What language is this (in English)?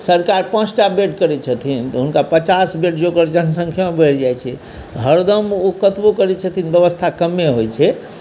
Maithili